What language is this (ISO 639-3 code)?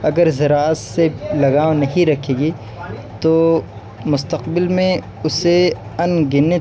urd